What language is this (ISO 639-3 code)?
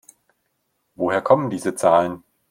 deu